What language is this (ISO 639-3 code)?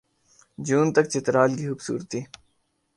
urd